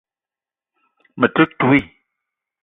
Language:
Eton (Cameroon)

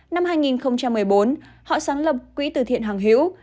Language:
Vietnamese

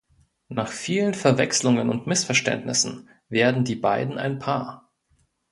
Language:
German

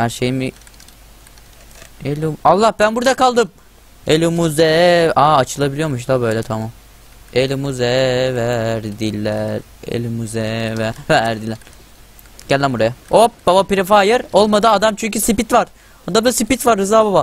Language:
Turkish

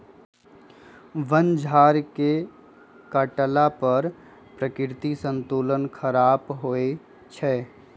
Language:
Magahi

